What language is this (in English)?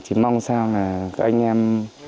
Vietnamese